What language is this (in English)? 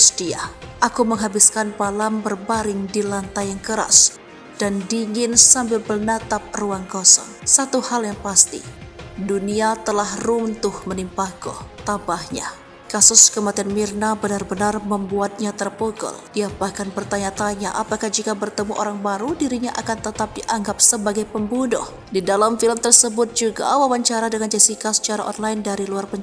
Indonesian